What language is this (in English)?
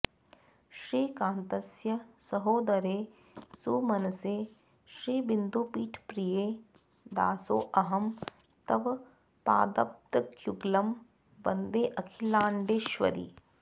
Sanskrit